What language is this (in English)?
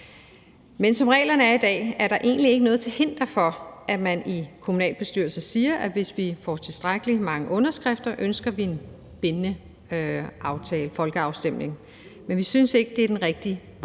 Danish